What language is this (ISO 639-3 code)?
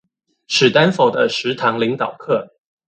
zho